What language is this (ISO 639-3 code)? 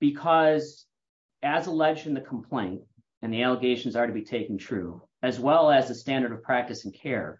eng